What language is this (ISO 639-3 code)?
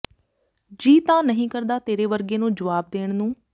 pan